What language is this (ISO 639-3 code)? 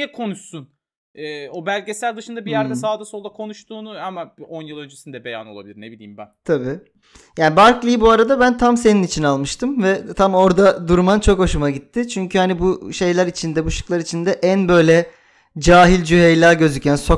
tur